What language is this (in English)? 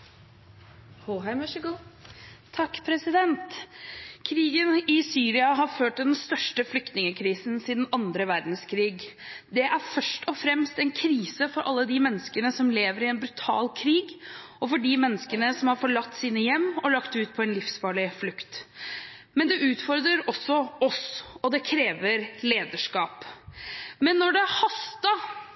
Norwegian